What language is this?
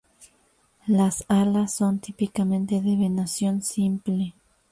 Spanish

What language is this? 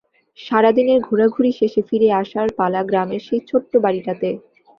Bangla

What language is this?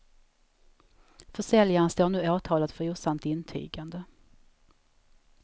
Swedish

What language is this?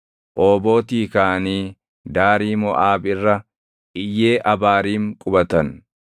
Oromo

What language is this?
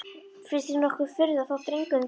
Icelandic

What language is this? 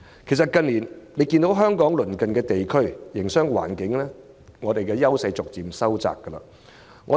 Cantonese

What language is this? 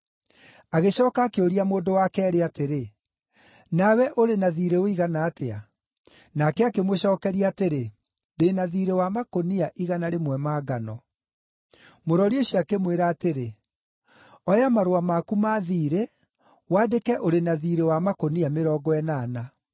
Kikuyu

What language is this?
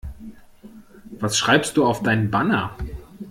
German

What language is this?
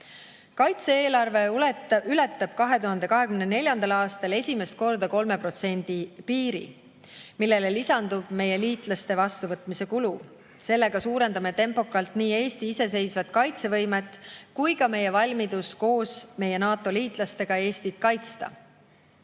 Estonian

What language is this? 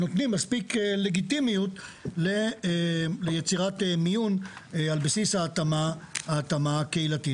Hebrew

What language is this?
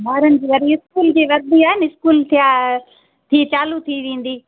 Sindhi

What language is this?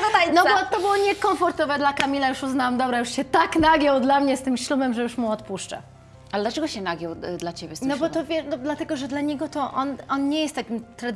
Polish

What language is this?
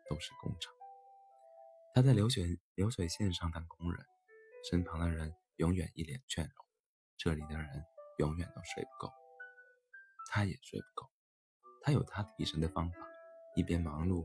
Chinese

